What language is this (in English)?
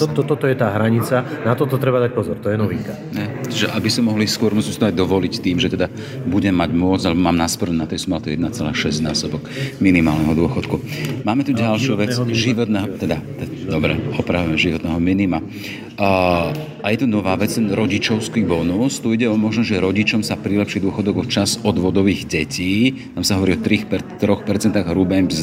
Slovak